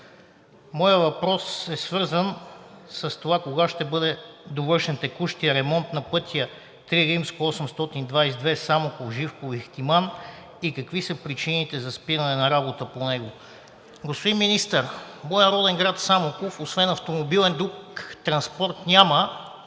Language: Bulgarian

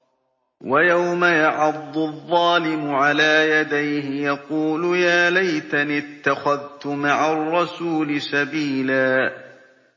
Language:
Arabic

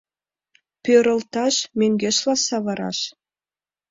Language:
Mari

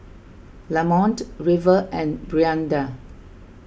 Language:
English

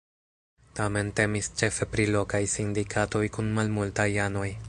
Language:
Esperanto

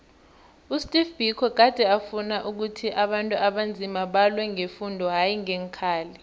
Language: South Ndebele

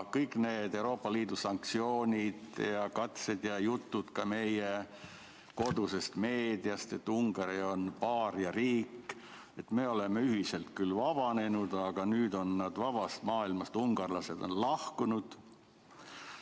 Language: Estonian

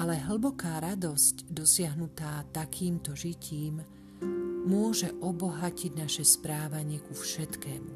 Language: Slovak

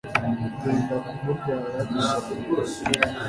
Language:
Kinyarwanda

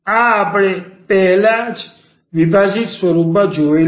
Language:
Gujarati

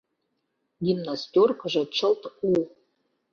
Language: Mari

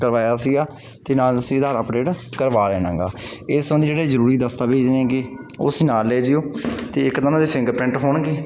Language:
Punjabi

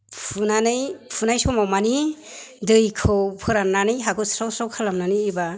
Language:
Bodo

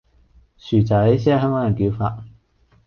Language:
Cantonese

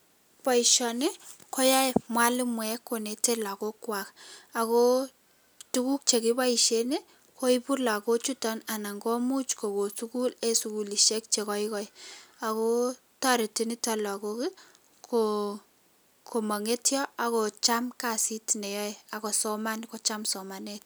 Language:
Kalenjin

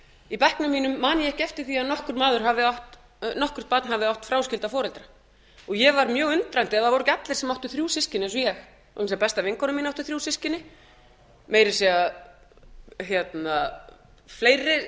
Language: Icelandic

